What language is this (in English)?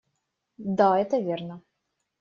Russian